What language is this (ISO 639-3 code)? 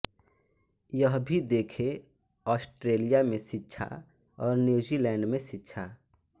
hin